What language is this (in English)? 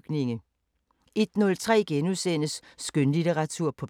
Danish